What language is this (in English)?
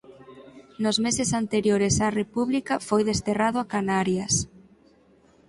Galician